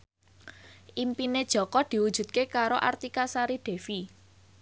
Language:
Javanese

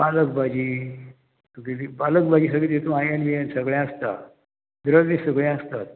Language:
Konkani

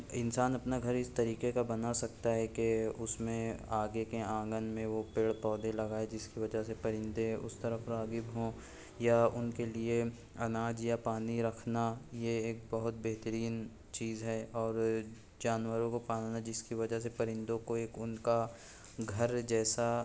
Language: Urdu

